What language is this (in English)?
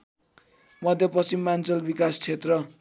Nepali